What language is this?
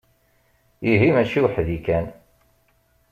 Kabyle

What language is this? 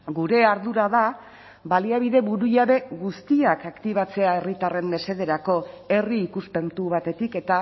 Basque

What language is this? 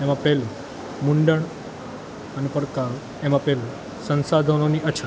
Gujarati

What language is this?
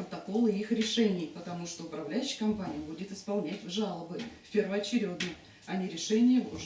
Russian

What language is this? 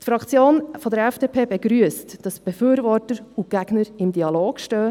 Swiss German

